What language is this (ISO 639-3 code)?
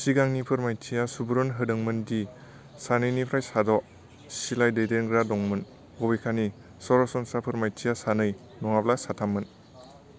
brx